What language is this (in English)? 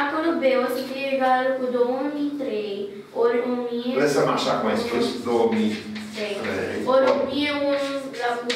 Romanian